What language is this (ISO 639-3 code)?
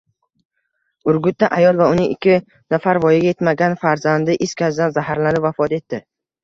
uzb